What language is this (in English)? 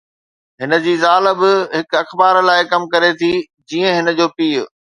Sindhi